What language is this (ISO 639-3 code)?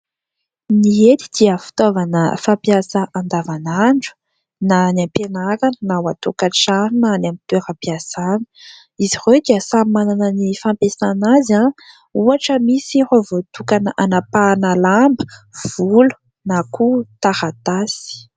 mlg